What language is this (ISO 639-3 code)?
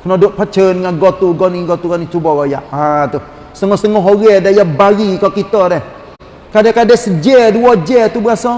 msa